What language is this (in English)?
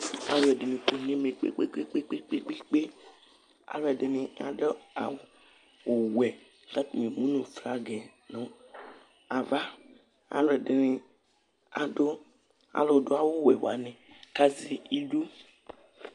Ikposo